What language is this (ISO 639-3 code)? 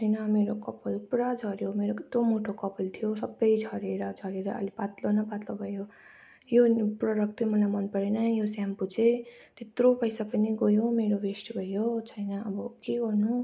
nep